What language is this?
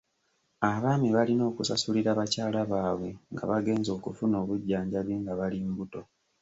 Ganda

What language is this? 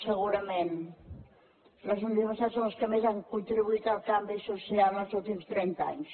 Catalan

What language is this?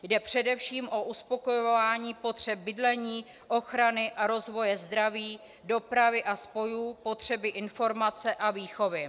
Czech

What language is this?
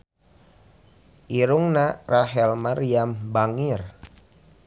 Sundanese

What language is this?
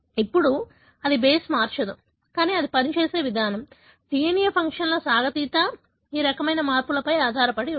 Telugu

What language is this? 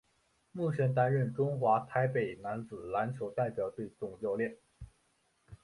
Chinese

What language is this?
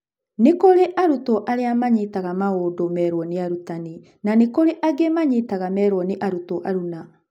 Kikuyu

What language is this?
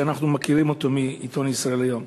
Hebrew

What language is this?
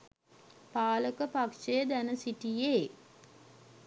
Sinhala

